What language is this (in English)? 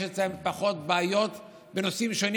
Hebrew